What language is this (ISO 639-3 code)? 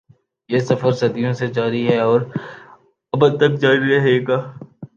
urd